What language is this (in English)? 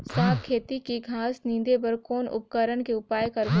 Chhattisgarhi